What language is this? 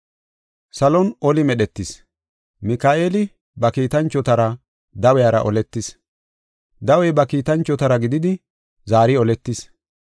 Gofa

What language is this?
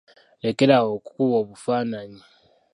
Ganda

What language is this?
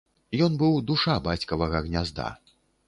Belarusian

